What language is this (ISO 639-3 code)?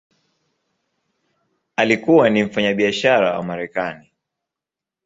swa